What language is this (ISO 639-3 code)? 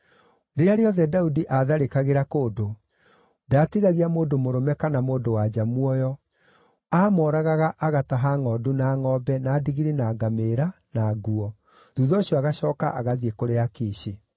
kik